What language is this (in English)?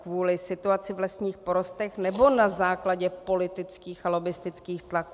Czech